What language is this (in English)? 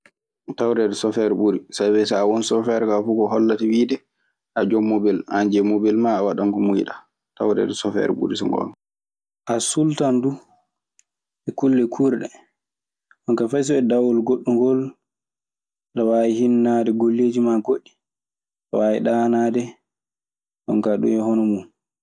Maasina Fulfulde